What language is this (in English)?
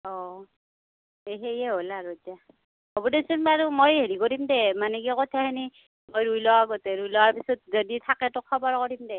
Assamese